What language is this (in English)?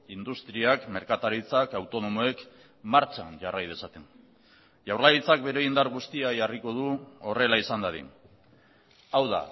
Basque